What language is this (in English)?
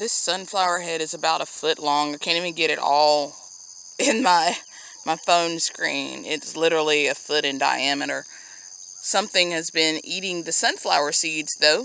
English